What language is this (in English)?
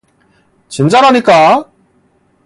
Korean